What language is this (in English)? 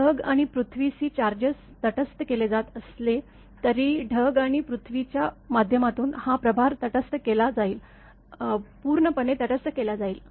Marathi